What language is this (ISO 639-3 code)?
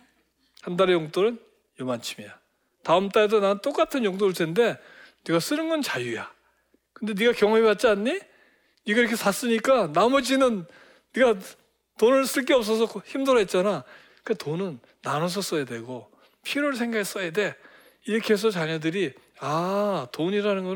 kor